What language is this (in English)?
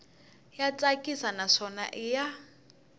Tsonga